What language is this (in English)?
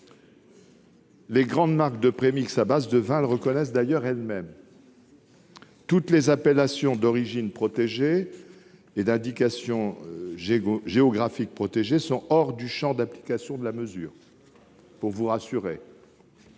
French